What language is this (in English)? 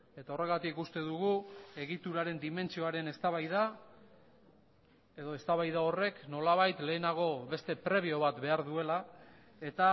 Basque